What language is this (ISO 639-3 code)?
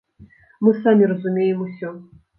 bel